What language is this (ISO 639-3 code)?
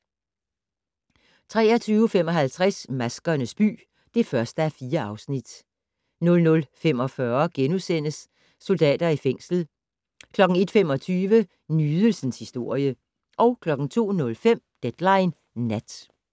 dan